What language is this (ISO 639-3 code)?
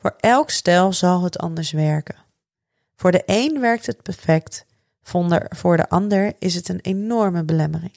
nld